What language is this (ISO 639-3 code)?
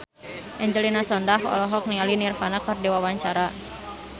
sun